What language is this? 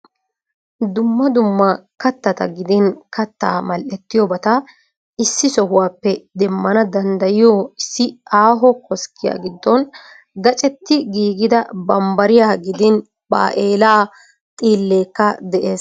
Wolaytta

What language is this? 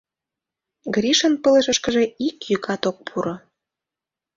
Mari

